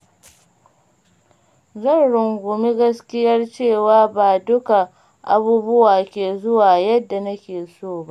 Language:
Hausa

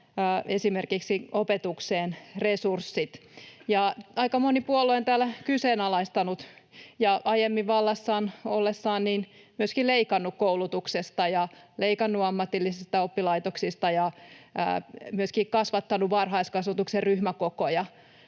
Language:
Finnish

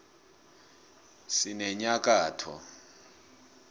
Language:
South Ndebele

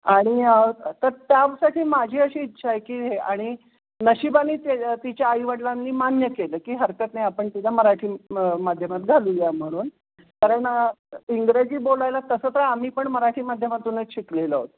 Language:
Marathi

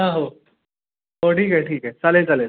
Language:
Marathi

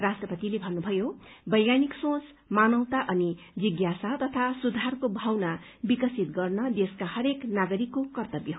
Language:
Nepali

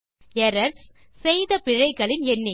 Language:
Tamil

